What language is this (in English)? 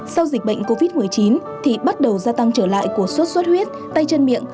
Vietnamese